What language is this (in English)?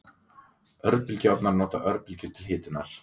Icelandic